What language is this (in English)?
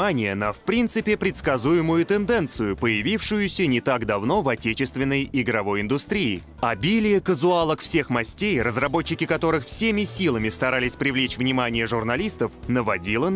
Russian